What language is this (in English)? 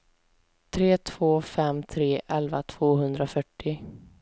Swedish